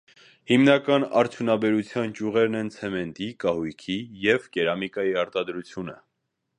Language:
Armenian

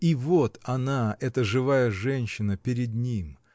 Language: Russian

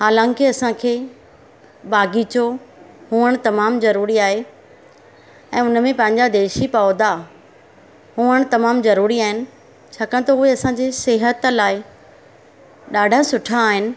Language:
Sindhi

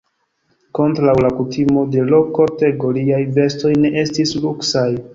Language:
Esperanto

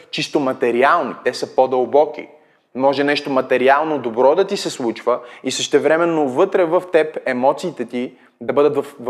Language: Bulgarian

